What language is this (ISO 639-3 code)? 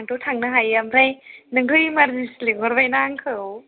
brx